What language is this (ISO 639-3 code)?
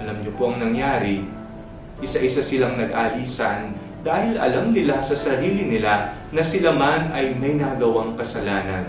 fil